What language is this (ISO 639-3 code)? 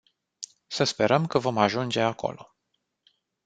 ron